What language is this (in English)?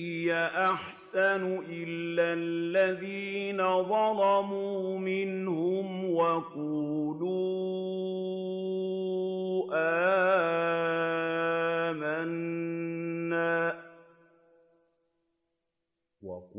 Arabic